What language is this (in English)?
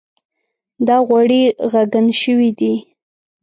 Pashto